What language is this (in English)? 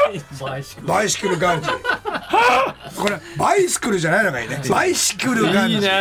Japanese